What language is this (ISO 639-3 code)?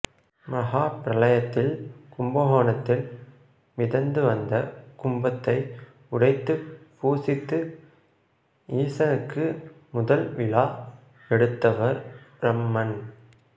tam